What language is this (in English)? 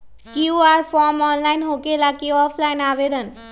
Magahi